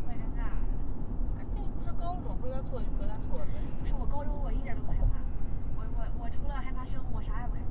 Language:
Chinese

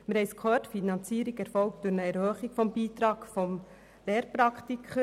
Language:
Swiss German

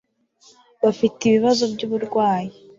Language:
Kinyarwanda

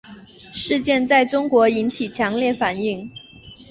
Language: Chinese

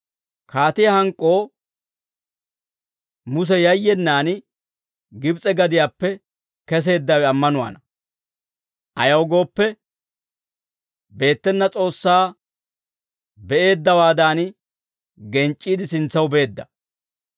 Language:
Dawro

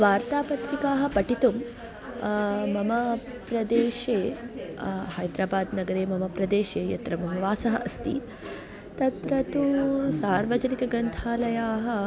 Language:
Sanskrit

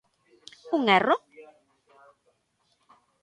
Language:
Galician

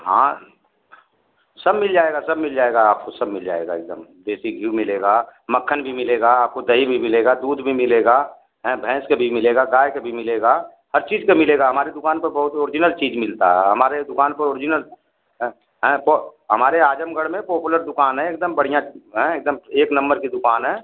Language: Hindi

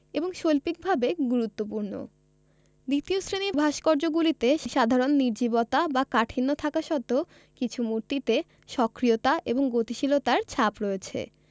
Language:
Bangla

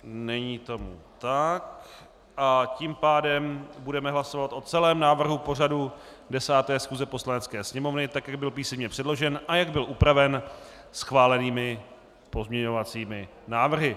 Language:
Czech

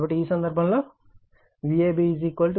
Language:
Telugu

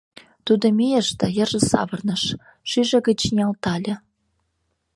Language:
Mari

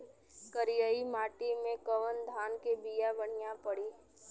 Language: Bhojpuri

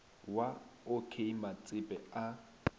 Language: Northern Sotho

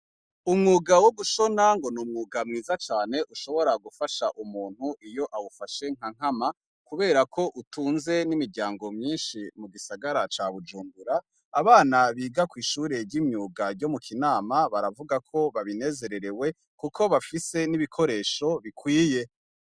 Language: Rundi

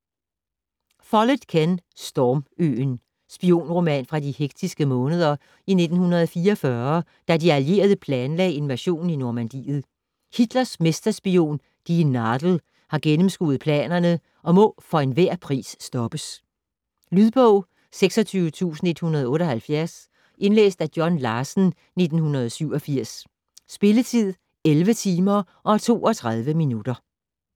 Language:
Danish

